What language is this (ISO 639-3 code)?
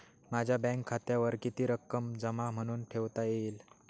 mar